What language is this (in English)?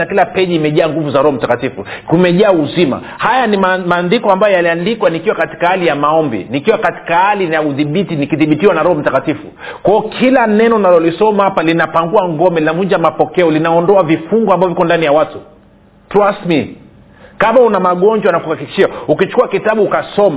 Swahili